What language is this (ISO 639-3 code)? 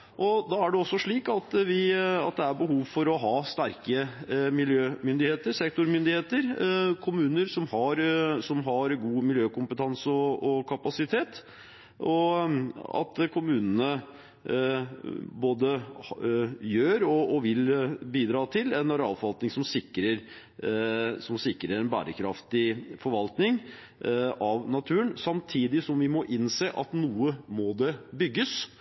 nob